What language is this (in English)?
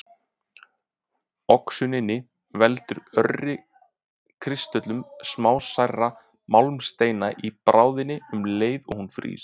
Icelandic